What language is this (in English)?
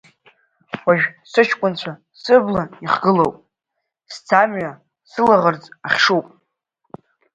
Abkhazian